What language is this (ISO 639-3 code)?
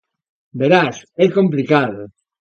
glg